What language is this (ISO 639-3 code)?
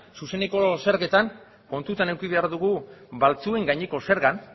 eus